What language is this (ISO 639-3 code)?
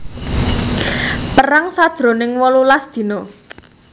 jav